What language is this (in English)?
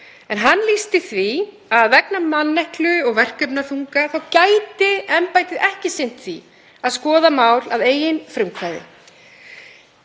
Icelandic